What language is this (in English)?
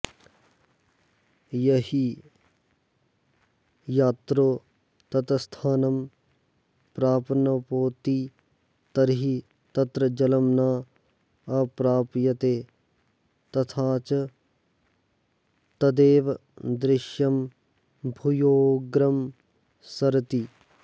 Sanskrit